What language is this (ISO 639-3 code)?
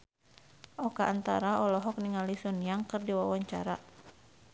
sun